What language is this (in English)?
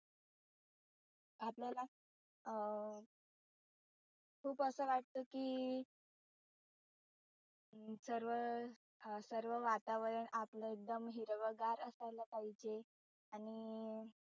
Marathi